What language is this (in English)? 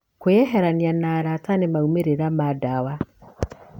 Kikuyu